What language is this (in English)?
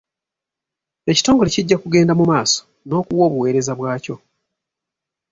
Ganda